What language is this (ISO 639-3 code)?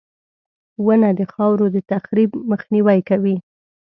pus